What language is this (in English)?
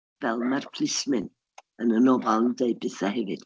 Welsh